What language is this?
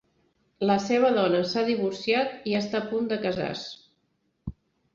Catalan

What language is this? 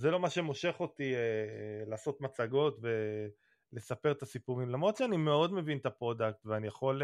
Hebrew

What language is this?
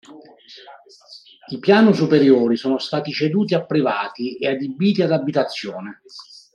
Italian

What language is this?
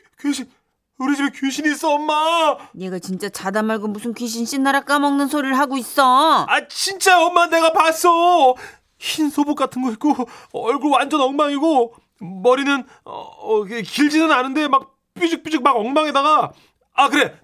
Korean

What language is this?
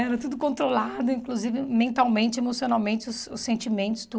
Portuguese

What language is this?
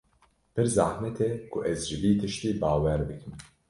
Kurdish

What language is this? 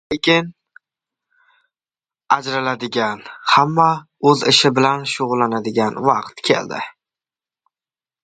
Uzbek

